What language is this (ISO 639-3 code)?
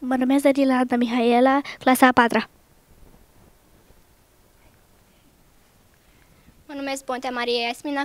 ron